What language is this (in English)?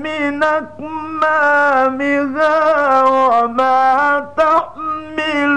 Arabic